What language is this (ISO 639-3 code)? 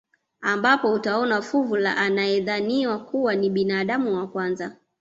swa